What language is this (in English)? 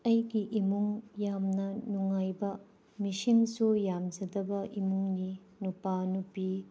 Manipuri